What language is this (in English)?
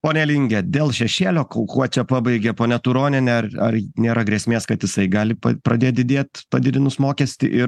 Lithuanian